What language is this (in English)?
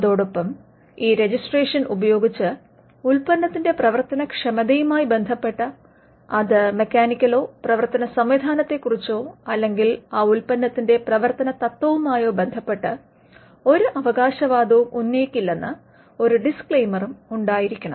Malayalam